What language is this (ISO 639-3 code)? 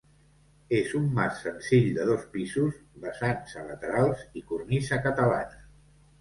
cat